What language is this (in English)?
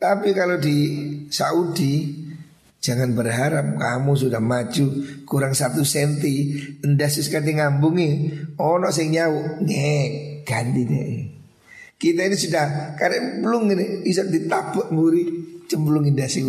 Indonesian